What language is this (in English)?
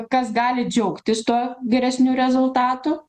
Lithuanian